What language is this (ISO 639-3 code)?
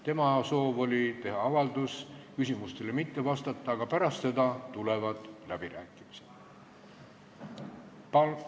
est